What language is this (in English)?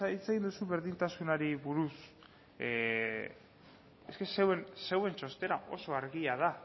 Basque